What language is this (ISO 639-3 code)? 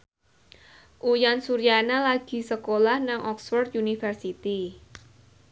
jav